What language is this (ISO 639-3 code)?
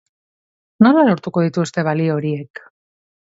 eus